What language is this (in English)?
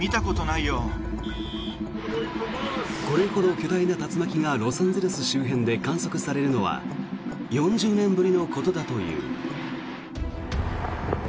Japanese